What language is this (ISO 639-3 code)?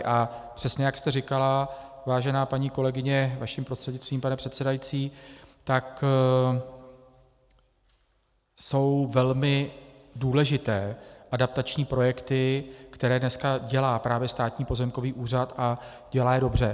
ces